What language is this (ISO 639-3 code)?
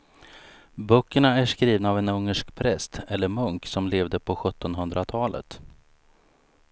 swe